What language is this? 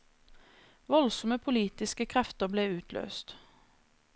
Norwegian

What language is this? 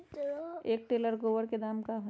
Magahi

